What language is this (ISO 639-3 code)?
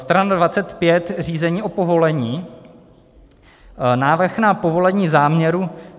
ces